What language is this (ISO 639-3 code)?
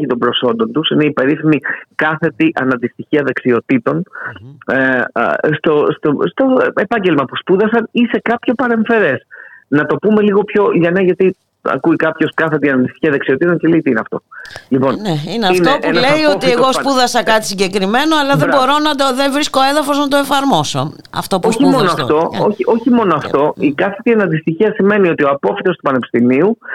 ell